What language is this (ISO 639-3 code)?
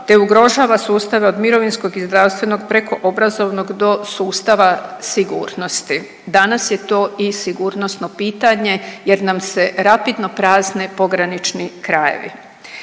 hrv